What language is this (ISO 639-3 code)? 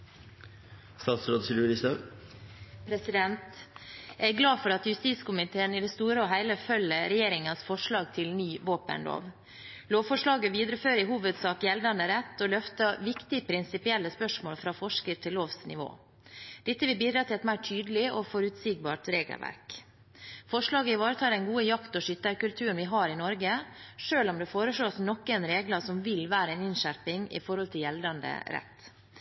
nob